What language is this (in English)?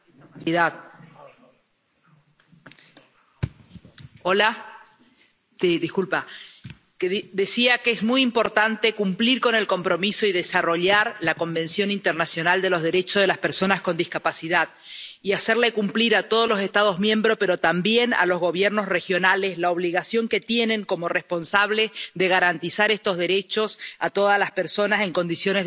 Spanish